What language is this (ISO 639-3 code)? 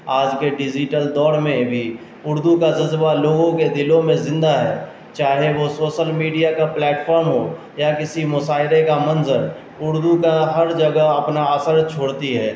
urd